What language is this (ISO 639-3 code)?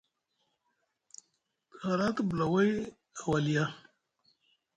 mug